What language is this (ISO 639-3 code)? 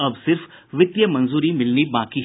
hin